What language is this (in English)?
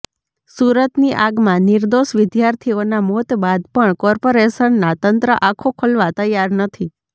Gujarati